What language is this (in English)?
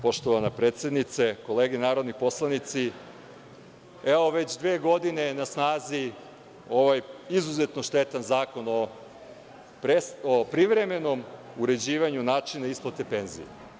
Serbian